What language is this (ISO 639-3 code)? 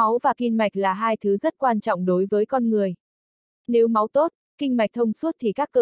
vie